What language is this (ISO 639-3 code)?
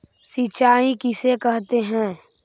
mag